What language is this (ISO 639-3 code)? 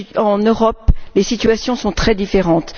fra